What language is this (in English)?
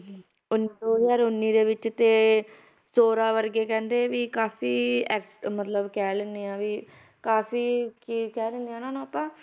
Punjabi